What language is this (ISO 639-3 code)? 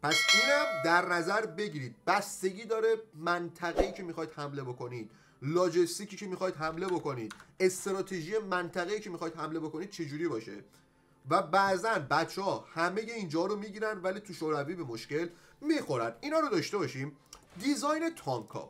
fas